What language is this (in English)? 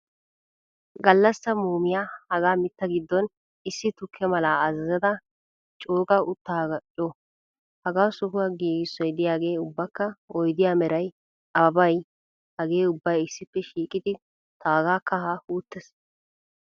Wolaytta